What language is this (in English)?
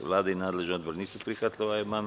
Serbian